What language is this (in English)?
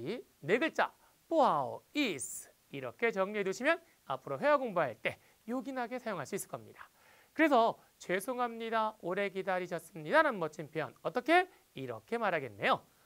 Korean